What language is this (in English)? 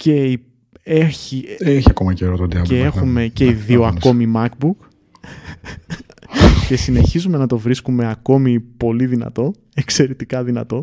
Greek